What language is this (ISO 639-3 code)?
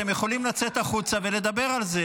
heb